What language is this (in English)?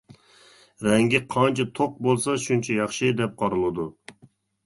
Uyghur